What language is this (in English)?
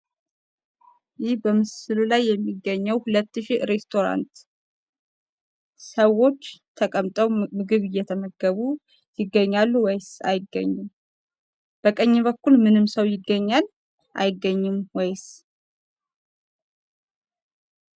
Amharic